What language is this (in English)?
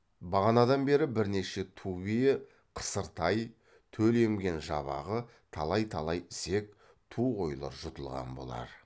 Kazakh